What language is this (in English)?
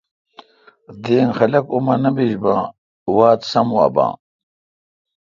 Kalkoti